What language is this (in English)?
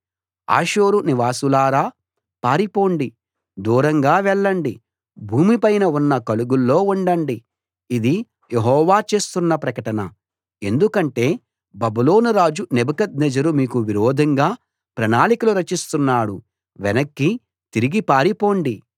Telugu